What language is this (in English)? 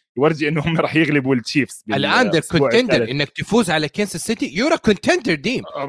Arabic